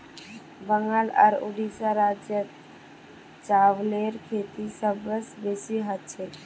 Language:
Magahi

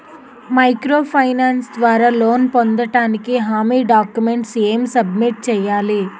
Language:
Telugu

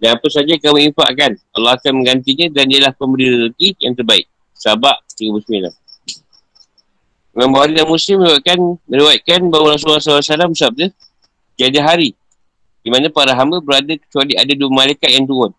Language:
Malay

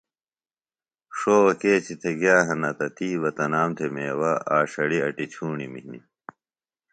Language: Phalura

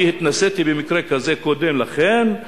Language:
Hebrew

